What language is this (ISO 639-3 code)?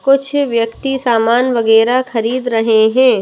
hin